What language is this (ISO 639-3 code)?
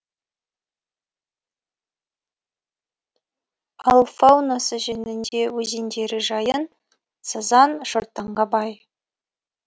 kaz